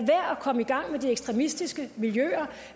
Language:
Danish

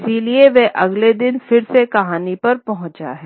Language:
Hindi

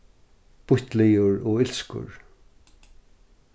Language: Faroese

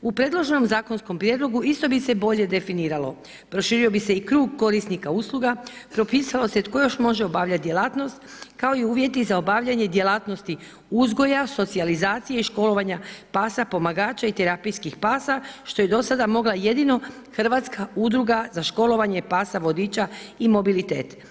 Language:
Croatian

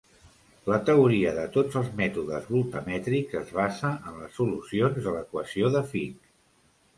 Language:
Catalan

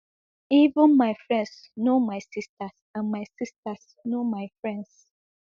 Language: Nigerian Pidgin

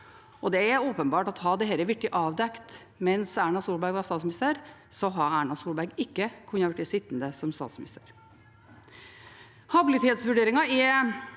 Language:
Norwegian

